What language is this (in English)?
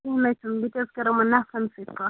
Kashmiri